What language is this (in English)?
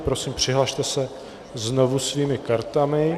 Czech